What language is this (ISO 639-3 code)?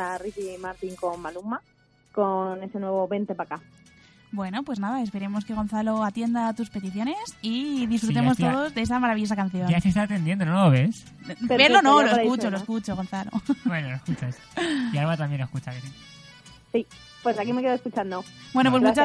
spa